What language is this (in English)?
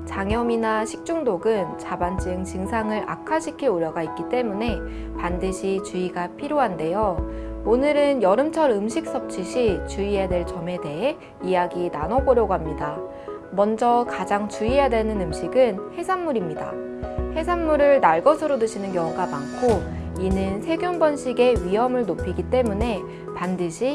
Korean